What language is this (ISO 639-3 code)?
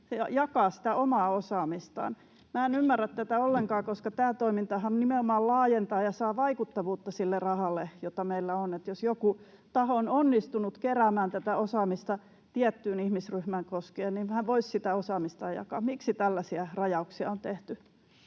fin